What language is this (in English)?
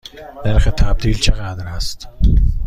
Persian